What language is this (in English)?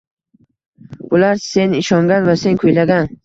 Uzbek